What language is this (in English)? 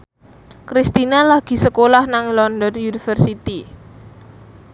Javanese